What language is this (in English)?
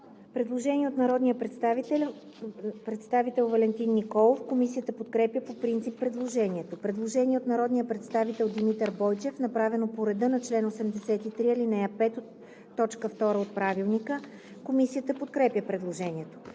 Bulgarian